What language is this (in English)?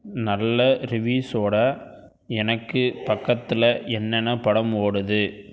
Tamil